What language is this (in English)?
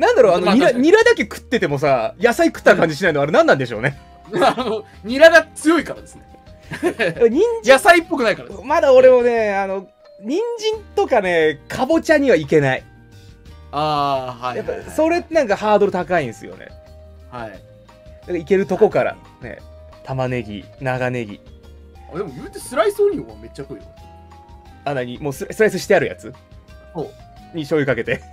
Japanese